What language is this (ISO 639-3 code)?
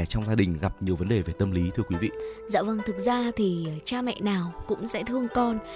vie